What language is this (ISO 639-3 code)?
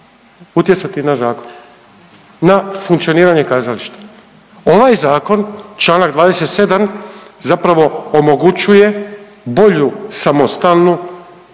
hrv